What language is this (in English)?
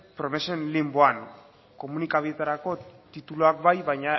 Basque